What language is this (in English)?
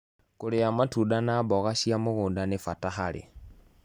Kikuyu